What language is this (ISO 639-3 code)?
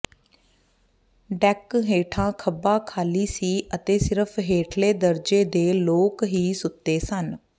pan